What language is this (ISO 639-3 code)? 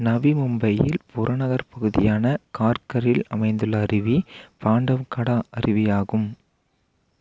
tam